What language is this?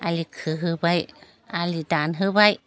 Bodo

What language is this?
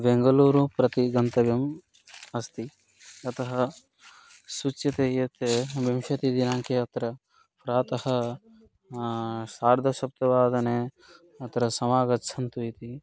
Sanskrit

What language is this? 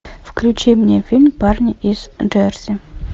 Russian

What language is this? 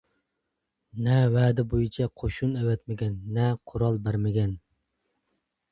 Uyghur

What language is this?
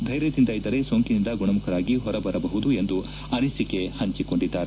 Kannada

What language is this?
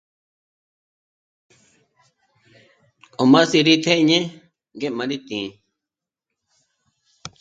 Michoacán Mazahua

